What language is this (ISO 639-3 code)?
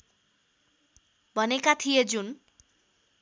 nep